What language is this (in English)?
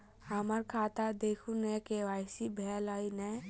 Maithili